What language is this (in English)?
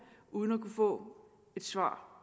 Danish